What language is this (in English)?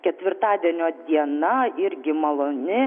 Lithuanian